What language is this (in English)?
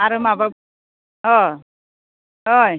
Bodo